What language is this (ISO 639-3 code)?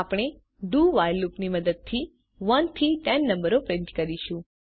guj